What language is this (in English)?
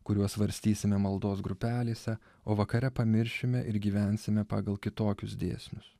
Lithuanian